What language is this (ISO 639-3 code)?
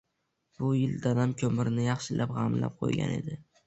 uzb